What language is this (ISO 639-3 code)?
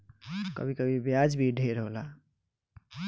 bho